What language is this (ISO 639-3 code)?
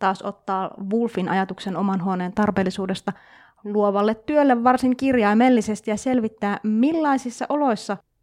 fin